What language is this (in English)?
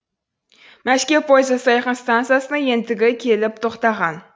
Kazakh